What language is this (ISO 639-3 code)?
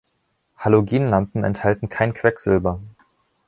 deu